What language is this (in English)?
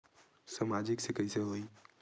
Chhattisgarhi